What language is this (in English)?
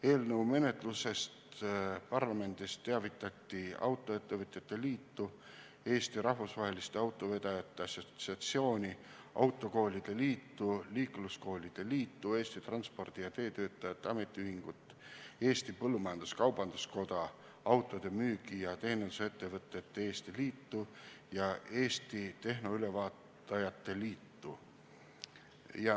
Estonian